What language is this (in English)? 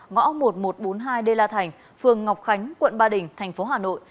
Vietnamese